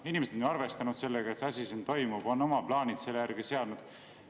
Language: Estonian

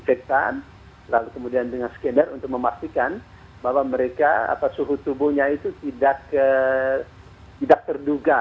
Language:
Indonesian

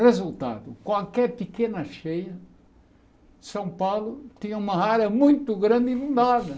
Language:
Portuguese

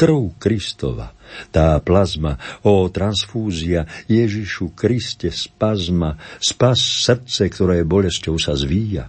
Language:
Slovak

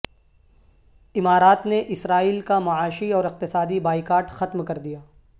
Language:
Urdu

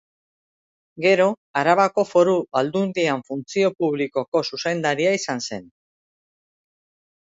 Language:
Basque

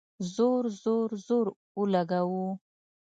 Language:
Pashto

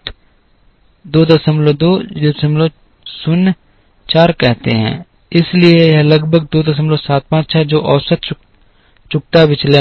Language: Hindi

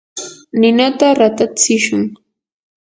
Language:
Yanahuanca Pasco Quechua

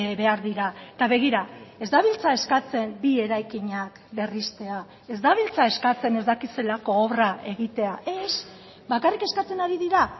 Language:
Basque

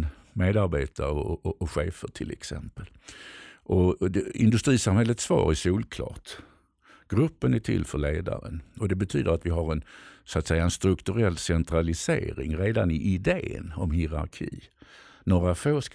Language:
Swedish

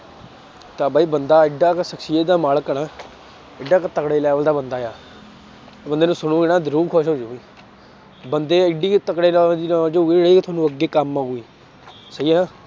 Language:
Punjabi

